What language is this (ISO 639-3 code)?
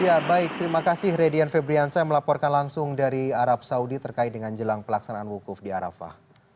ind